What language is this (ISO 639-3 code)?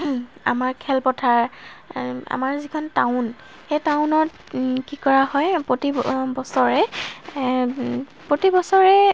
asm